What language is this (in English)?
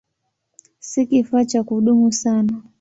Swahili